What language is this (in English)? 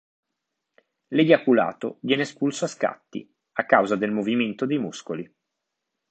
Italian